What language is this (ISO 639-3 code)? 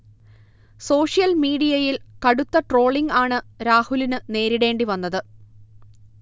mal